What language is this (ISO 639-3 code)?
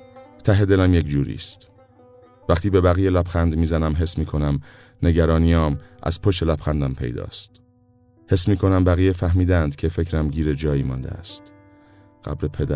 fas